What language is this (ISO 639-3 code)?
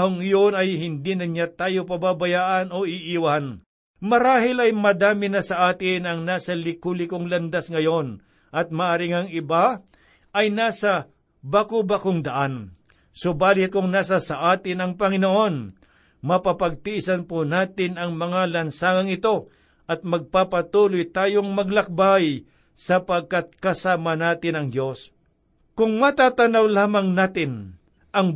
fil